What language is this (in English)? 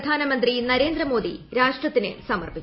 Malayalam